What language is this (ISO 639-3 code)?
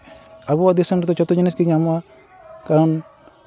sat